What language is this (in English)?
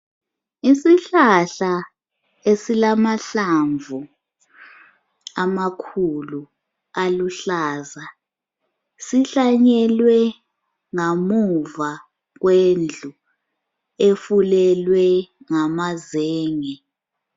North Ndebele